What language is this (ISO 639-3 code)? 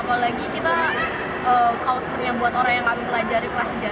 ind